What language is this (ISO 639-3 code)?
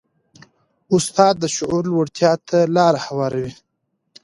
pus